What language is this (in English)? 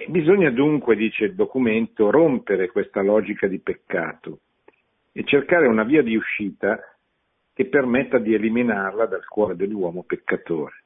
Italian